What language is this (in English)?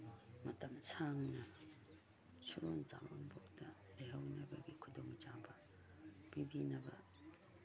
Manipuri